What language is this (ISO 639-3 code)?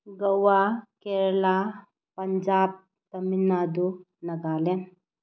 mni